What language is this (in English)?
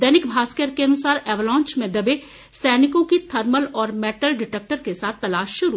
Hindi